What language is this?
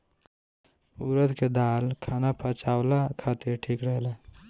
Bhojpuri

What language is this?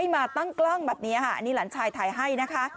Thai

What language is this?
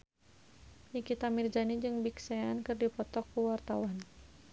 Sundanese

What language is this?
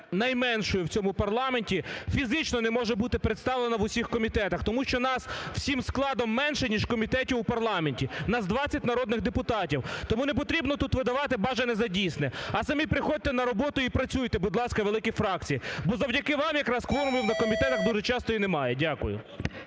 Ukrainian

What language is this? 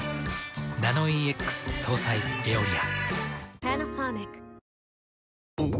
Japanese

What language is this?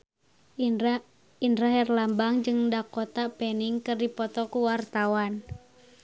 Sundanese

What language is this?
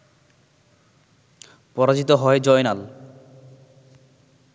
Bangla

